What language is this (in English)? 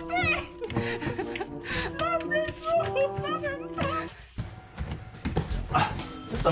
Japanese